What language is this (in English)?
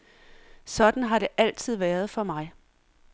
Danish